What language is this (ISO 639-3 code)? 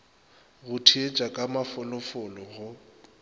nso